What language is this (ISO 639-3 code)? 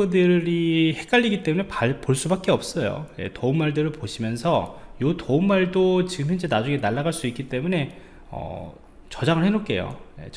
kor